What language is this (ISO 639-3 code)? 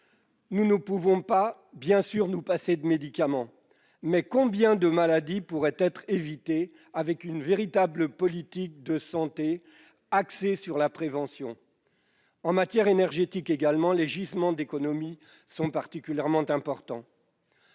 fra